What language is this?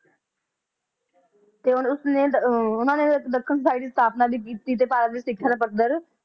Punjabi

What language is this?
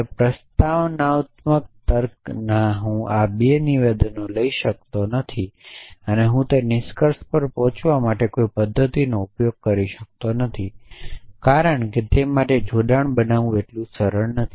Gujarati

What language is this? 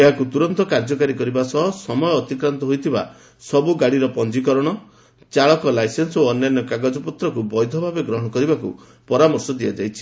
Odia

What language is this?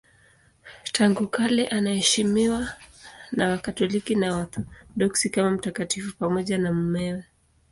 Swahili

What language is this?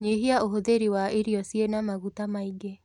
Kikuyu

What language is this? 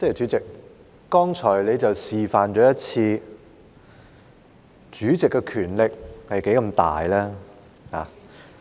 Cantonese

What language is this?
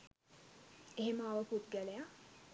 Sinhala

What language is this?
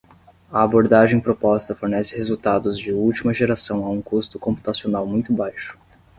Portuguese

